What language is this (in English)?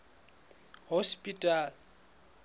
Southern Sotho